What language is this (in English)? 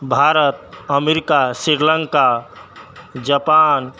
Maithili